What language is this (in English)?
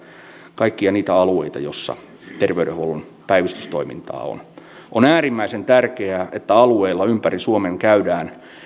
Finnish